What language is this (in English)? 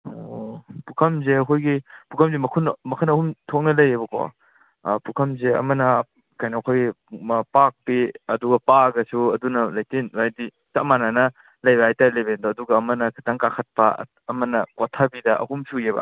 Manipuri